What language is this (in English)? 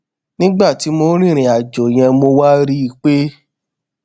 Yoruba